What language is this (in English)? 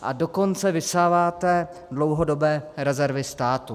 Czech